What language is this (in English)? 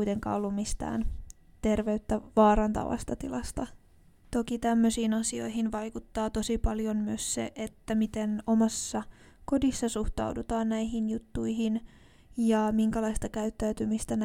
Finnish